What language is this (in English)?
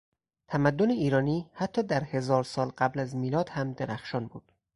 Persian